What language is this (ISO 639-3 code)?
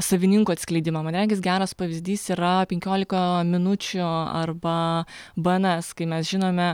lit